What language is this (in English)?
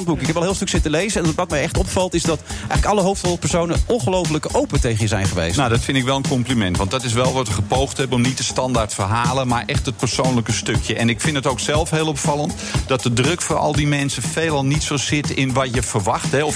Dutch